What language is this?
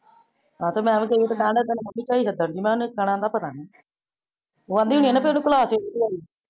Punjabi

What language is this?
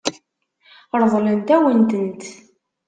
Kabyle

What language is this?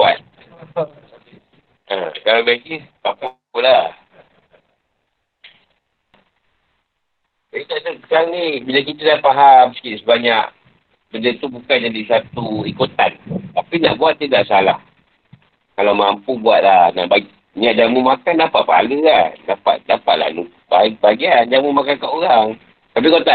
Malay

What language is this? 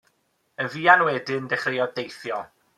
Welsh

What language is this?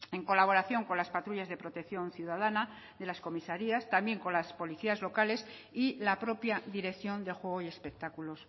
Spanish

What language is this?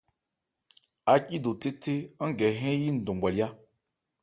Ebrié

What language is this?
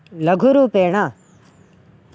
Sanskrit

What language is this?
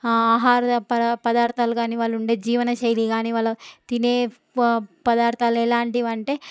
Telugu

